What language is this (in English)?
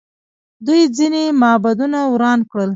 Pashto